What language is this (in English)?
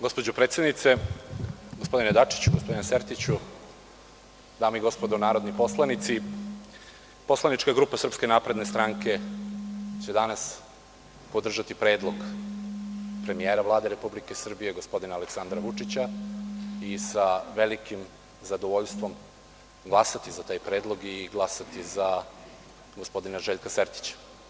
Serbian